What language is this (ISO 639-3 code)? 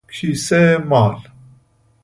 fas